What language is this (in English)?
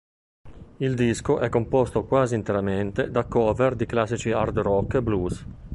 Italian